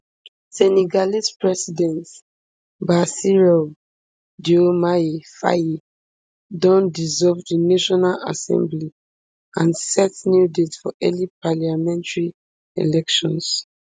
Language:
Nigerian Pidgin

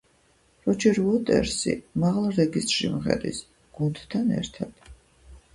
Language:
Georgian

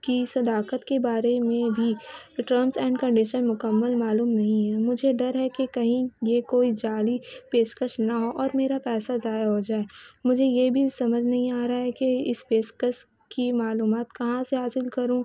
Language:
Urdu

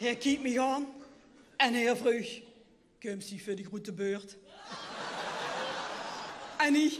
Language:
Dutch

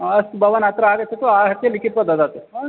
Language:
Sanskrit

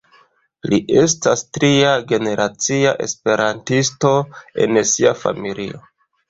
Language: Esperanto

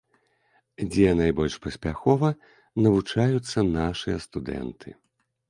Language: Belarusian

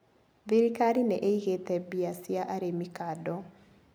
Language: Kikuyu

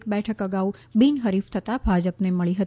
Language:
Gujarati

